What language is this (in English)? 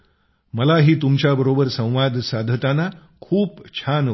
Marathi